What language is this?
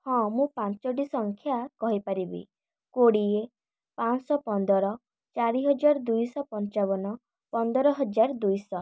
Odia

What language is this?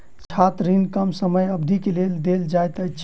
Maithili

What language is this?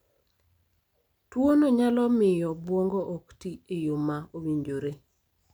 Luo (Kenya and Tanzania)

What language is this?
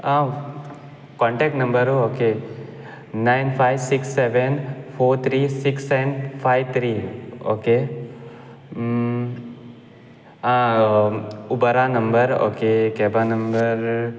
Konkani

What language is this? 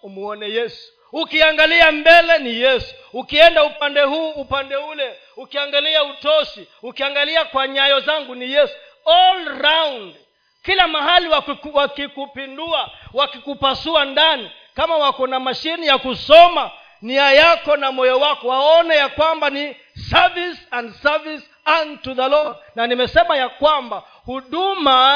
Swahili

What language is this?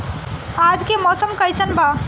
Bhojpuri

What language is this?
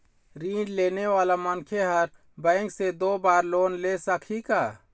Chhattisgarhi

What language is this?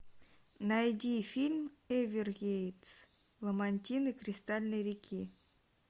Russian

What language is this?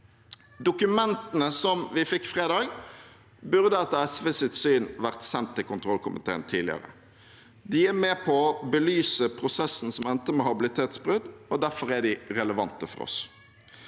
Norwegian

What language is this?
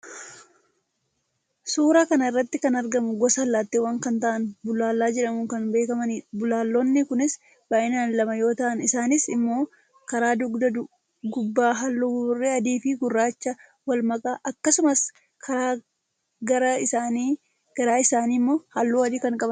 Oromo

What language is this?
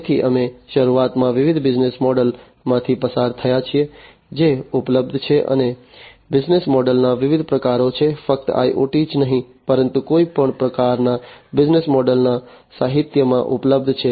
Gujarati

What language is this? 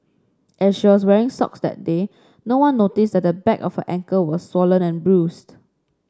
English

